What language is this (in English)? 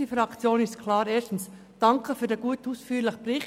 Swiss German